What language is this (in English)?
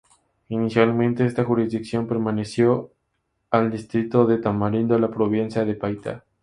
Spanish